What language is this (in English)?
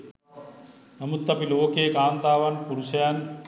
Sinhala